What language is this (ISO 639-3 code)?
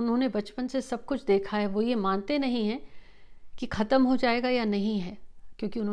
hin